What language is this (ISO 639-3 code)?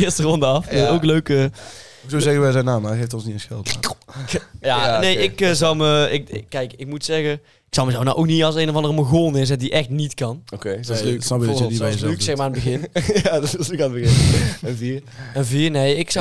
nld